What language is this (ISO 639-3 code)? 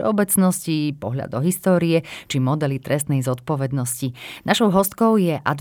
slk